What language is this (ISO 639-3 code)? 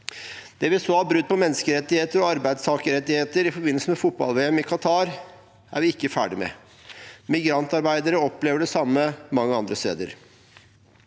nor